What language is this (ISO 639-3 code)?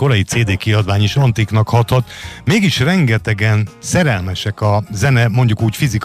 hun